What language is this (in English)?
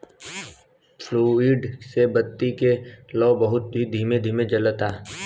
Bhojpuri